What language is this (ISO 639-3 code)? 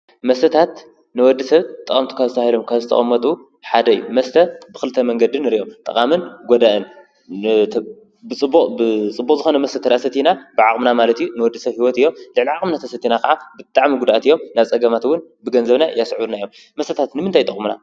tir